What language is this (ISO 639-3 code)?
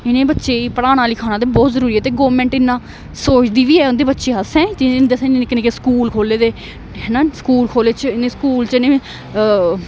doi